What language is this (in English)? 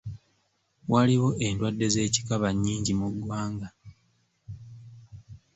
Ganda